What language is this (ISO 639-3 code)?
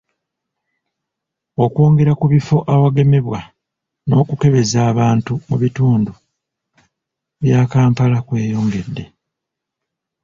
lug